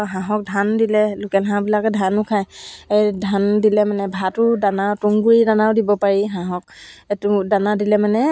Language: Assamese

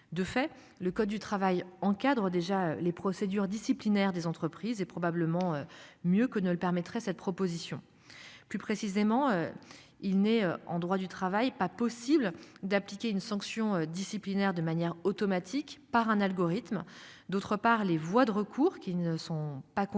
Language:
French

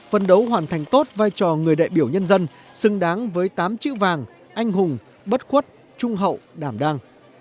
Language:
Vietnamese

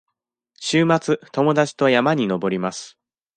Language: Japanese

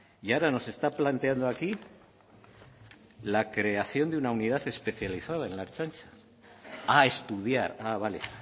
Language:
Spanish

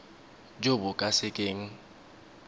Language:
Tswana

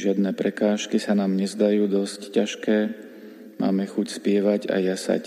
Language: Slovak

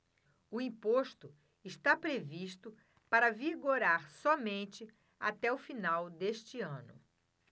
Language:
Portuguese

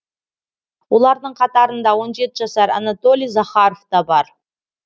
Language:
Kazakh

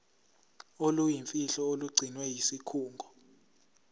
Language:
Zulu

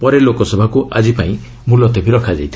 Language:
Odia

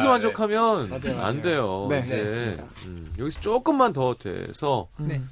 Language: Korean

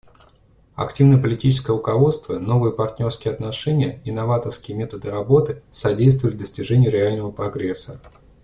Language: Russian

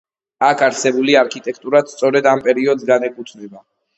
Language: Georgian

